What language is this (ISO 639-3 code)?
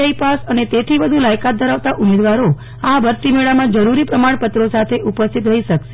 guj